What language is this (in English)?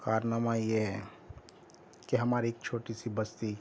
Urdu